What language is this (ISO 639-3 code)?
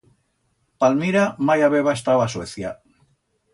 arg